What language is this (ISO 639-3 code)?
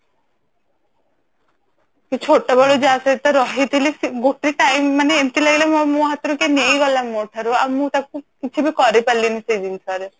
ori